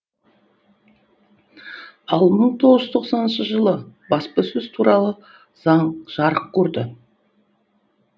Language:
Kazakh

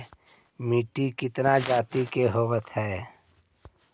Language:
Magahi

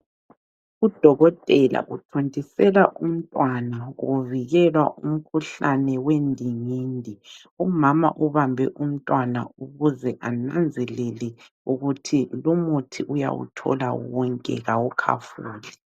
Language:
North Ndebele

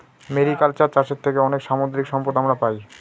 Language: Bangla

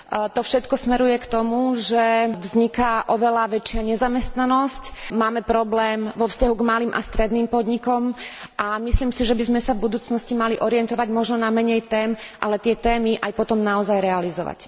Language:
Slovak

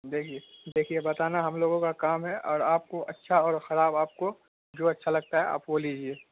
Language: Urdu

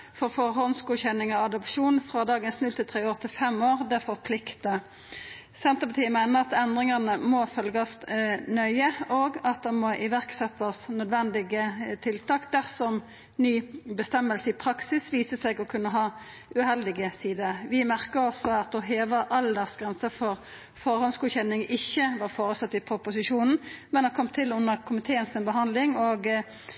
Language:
Norwegian Nynorsk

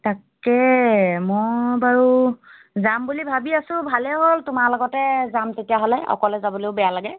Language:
Assamese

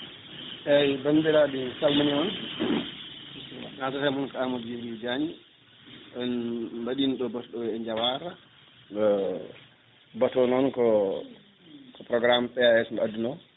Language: Fula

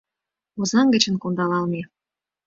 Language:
Mari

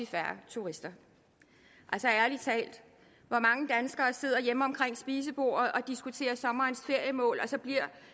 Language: Danish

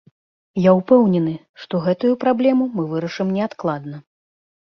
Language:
Belarusian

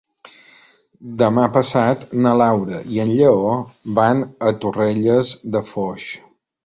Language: Catalan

